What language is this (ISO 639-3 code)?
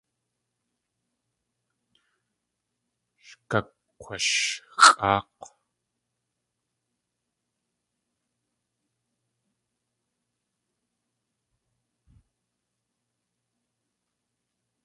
tli